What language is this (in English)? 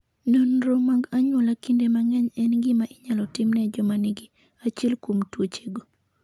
Luo (Kenya and Tanzania)